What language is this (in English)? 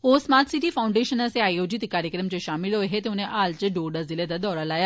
Dogri